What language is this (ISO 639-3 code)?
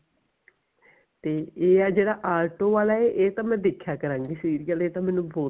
pan